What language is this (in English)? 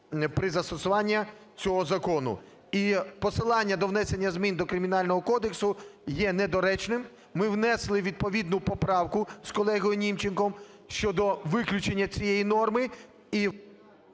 Ukrainian